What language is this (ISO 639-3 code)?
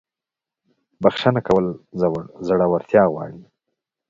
pus